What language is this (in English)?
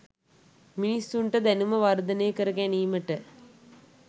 Sinhala